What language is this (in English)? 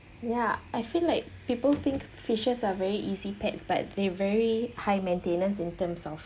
English